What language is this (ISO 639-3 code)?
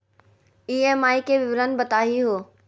mag